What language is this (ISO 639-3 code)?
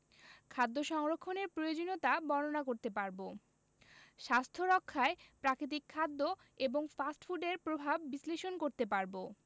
ben